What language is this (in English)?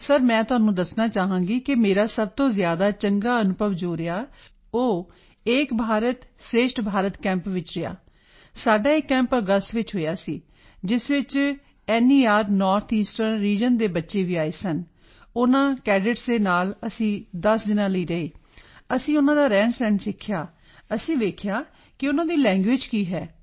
Punjabi